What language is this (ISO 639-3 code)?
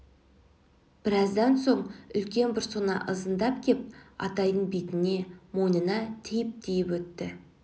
kaz